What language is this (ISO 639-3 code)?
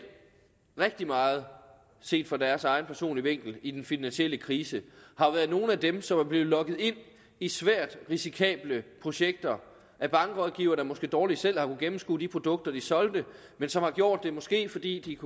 dan